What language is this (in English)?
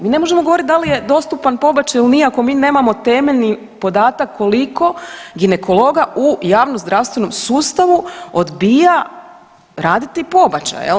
Croatian